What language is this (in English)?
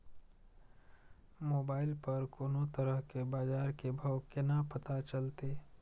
Maithili